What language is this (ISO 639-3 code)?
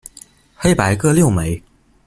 zho